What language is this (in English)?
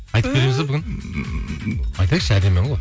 Kazakh